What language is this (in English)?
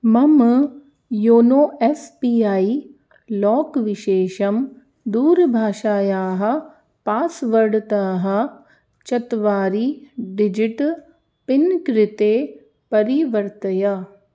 Sanskrit